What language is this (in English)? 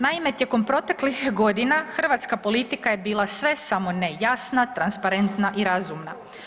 Croatian